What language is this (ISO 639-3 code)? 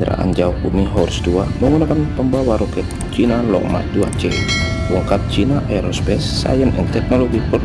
ind